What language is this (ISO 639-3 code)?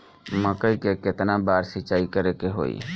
bho